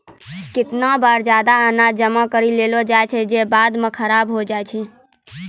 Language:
Maithili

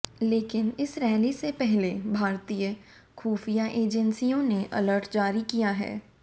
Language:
Hindi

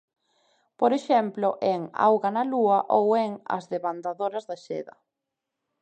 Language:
Galician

